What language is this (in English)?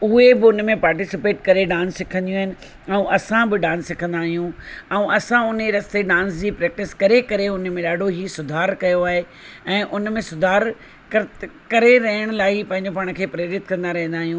Sindhi